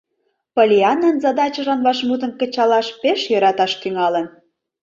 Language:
Mari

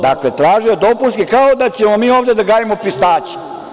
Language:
Serbian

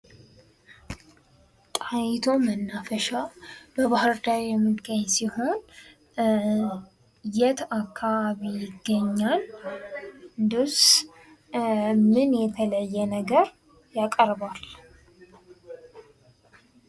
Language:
Amharic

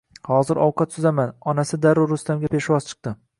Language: Uzbek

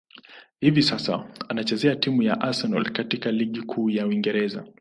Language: Swahili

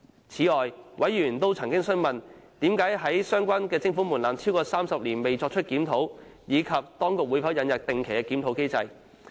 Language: Cantonese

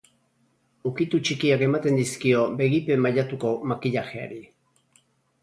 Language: Basque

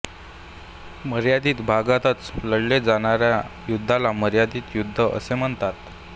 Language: Marathi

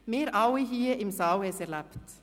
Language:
Swiss German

